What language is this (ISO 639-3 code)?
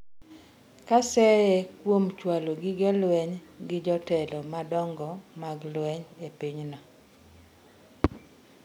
luo